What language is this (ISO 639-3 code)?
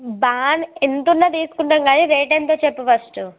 tel